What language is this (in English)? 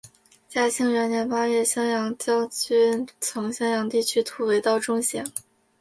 Chinese